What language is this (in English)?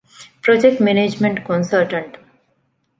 Divehi